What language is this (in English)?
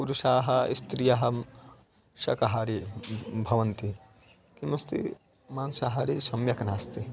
Sanskrit